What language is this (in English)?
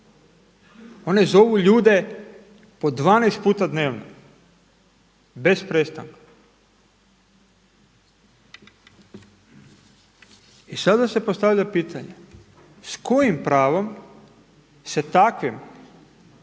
Croatian